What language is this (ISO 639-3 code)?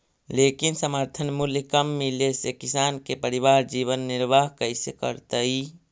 mag